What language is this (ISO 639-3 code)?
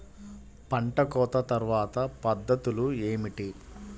tel